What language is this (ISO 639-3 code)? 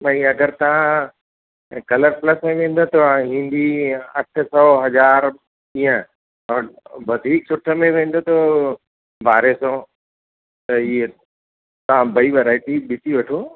snd